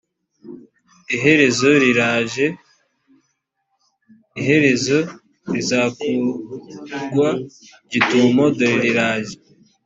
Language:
Kinyarwanda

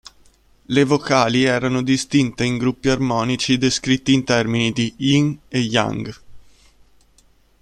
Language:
Italian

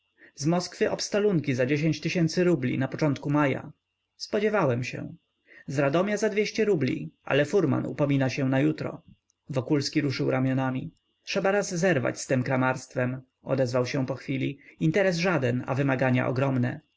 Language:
Polish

